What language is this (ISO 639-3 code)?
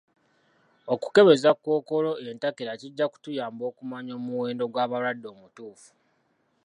lug